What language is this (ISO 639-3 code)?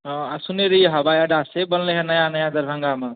mai